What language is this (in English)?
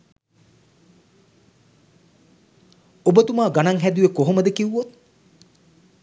Sinhala